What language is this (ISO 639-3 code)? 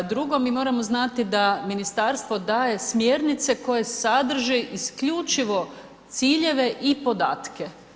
hrv